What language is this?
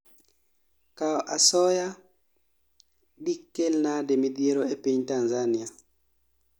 Luo (Kenya and Tanzania)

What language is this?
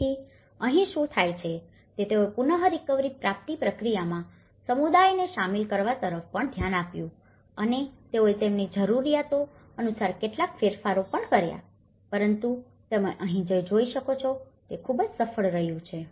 Gujarati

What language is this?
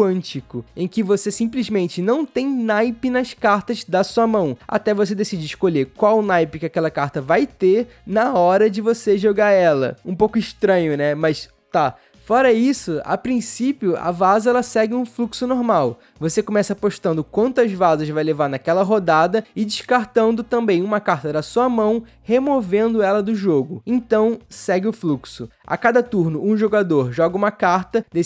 Portuguese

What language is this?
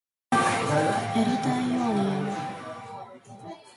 Japanese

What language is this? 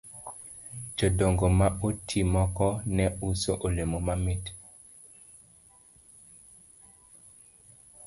Luo (Kenya and Tanzania)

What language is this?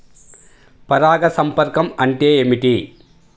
Telugu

